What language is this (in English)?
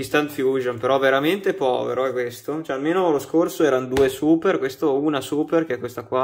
Italian